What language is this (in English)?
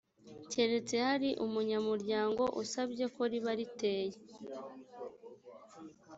Kinyarwanda